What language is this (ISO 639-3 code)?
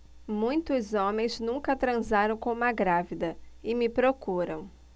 por